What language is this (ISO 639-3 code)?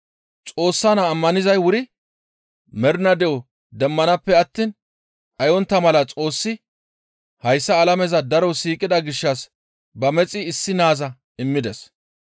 gmv